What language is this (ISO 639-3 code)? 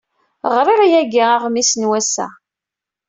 kab